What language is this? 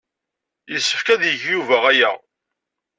Kabyle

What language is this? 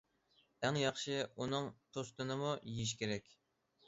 Uyghur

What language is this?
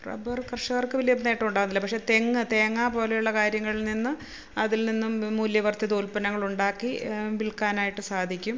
Malayalam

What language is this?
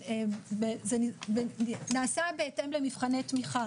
Hebrew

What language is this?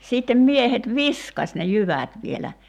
Finnish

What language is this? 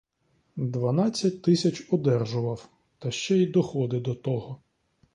Ukrainian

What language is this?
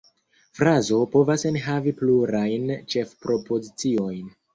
Esperanto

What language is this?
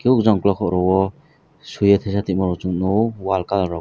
Kok Borok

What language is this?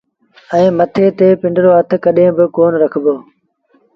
Sindhi Bhil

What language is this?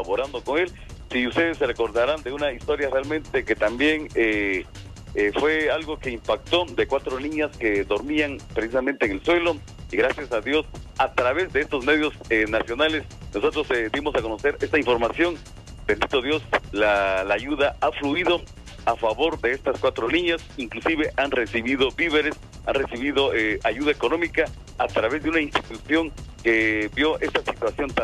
Spanish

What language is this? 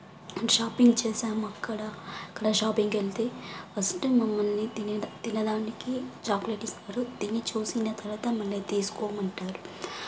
Telugu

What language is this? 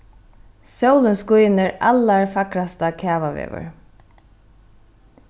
Faroese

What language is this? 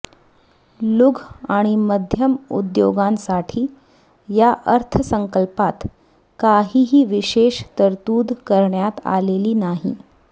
Marathi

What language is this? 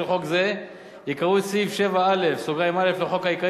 Hebrew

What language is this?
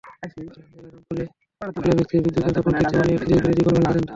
Bangla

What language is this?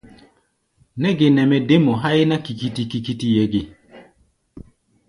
Gbaya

